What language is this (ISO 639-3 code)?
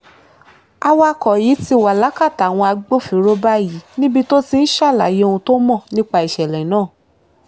yor